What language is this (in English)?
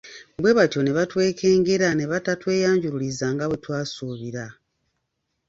Ganda